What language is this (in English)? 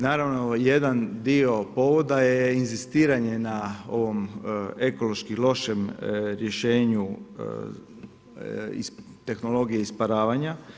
Croatian